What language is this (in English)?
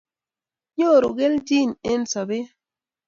Kalenjin